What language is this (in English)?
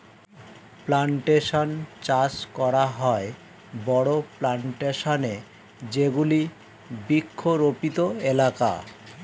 Bangla